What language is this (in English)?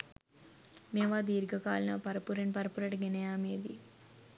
Sinhala